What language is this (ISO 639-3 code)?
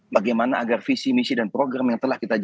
ind